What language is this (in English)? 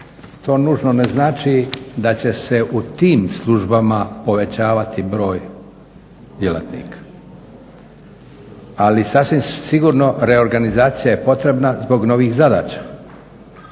Croatian